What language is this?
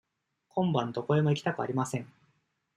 Japanese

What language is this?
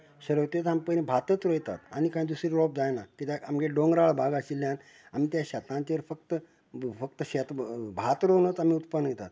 Konkani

